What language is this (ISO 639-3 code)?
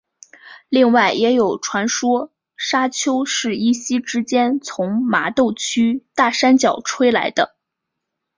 zho